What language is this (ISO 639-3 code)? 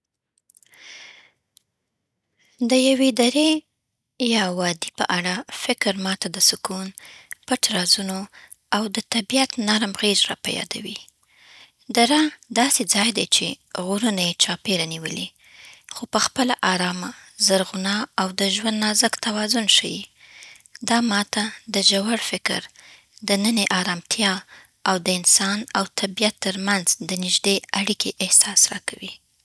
pbt